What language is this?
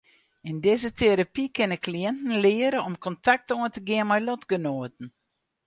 Western Frisian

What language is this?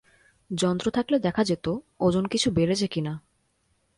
Bangla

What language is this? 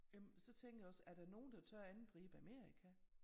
Danish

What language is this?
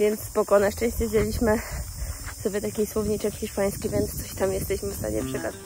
Polish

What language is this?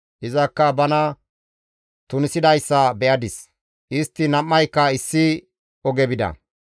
Gamo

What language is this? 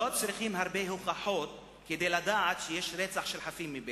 Hebrew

